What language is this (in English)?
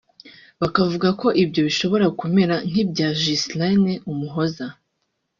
Kinyarwanda